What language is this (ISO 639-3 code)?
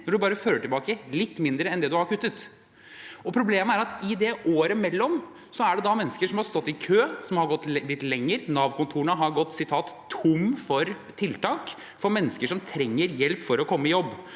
nor